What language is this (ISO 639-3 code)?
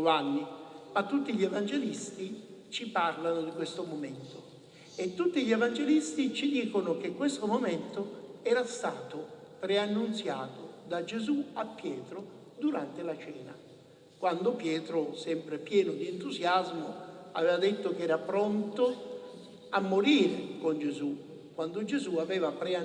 ita